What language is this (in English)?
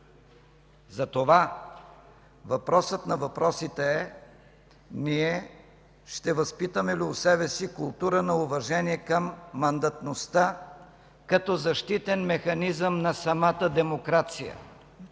Bulgarian